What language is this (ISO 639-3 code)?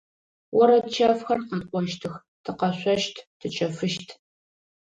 ady